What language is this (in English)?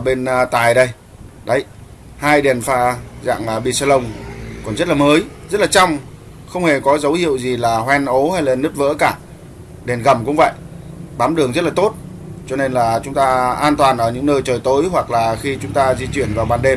Vietnamese